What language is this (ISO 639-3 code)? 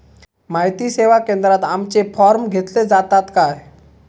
mar